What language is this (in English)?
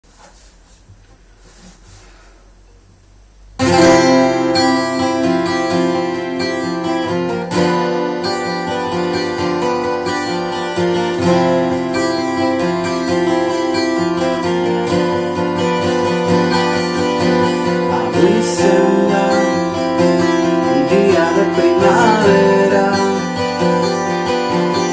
Spanish